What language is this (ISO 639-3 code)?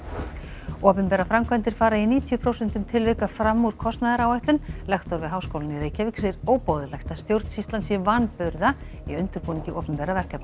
isl